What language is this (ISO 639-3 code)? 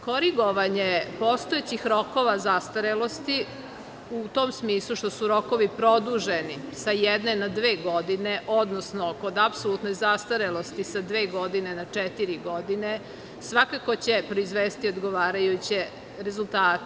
srp